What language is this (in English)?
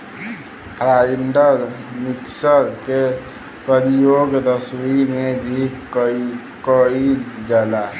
Bhojpuri